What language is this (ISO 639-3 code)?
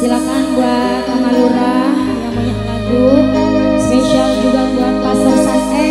ind